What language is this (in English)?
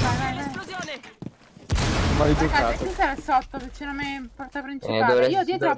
Italian